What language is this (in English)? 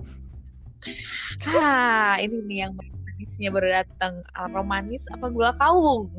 Indonesian